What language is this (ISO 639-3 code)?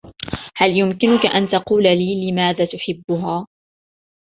ara